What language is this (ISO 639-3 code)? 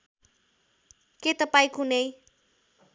nep